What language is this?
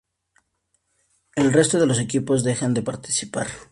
Spanish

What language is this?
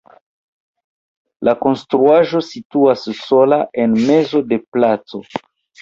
Esperanto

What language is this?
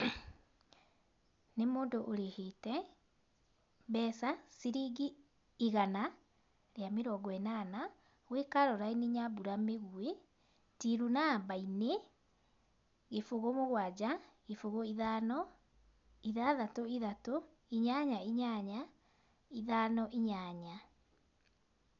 Kikuyu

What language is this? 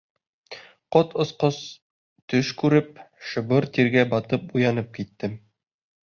Bashkir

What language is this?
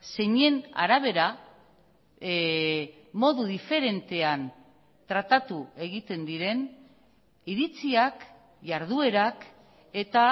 Basque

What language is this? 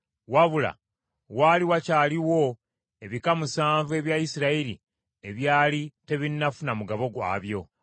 Ganda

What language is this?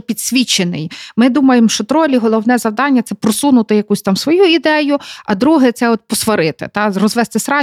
Ukrainian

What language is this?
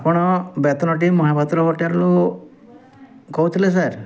Odia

